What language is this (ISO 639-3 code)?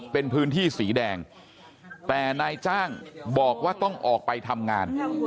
tha